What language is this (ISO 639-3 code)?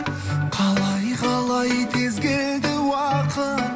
kaz